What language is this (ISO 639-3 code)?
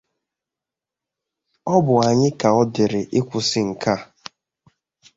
ibo